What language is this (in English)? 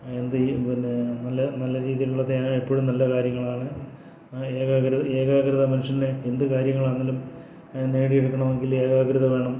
Malayalam